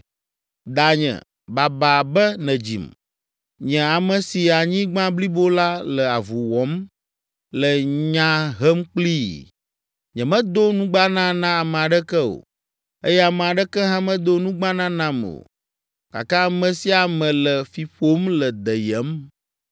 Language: Ewe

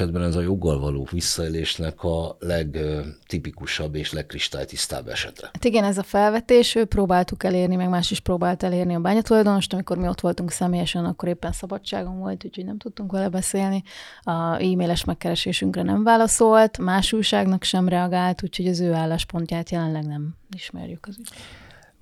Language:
Hungarian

